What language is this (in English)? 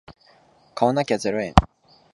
Japanese